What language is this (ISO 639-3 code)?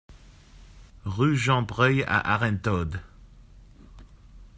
fra